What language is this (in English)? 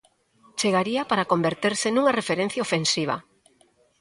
Galician